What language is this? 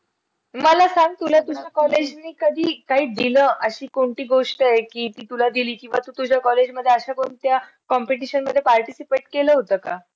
Marathi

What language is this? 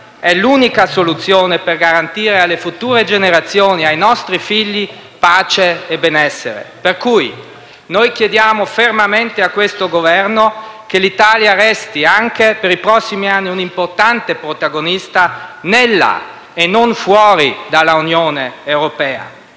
Italian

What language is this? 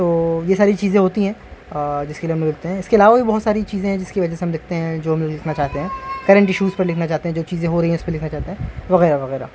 Urdu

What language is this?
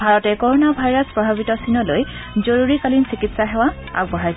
Assamese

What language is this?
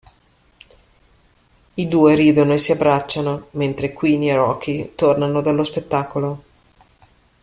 Italian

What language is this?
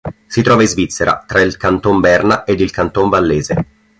Italian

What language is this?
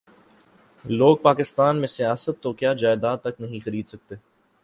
Urdu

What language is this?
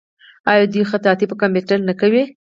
Pashto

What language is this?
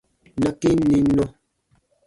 Baatonum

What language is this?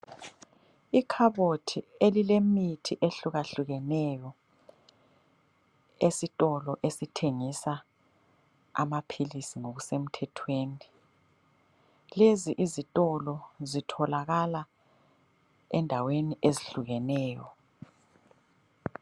North Ndebele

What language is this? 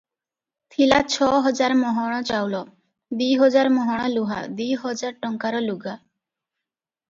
Odia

